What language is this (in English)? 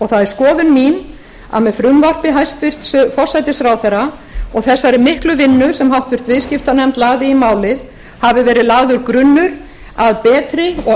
Icelandic